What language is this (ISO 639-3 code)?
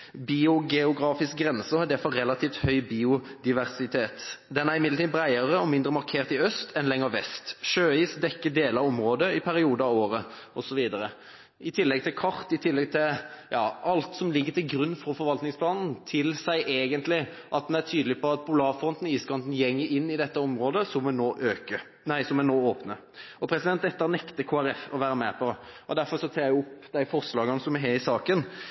nob